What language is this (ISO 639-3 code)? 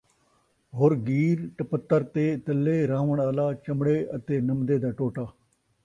skr